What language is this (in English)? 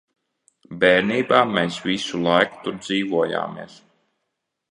Latvian